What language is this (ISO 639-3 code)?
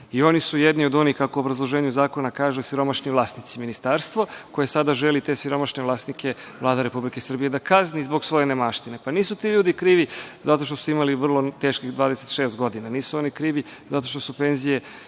srp